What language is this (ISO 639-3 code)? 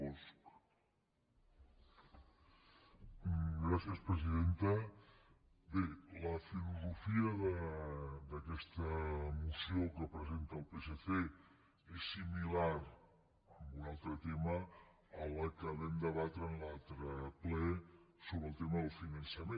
cat